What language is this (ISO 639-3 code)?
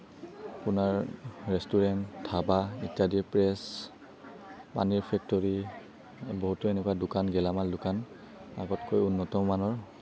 asm